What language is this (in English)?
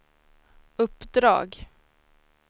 Swedish